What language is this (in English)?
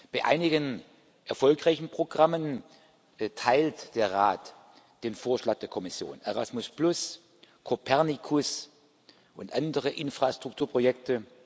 German